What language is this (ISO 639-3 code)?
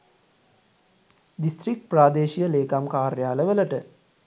sin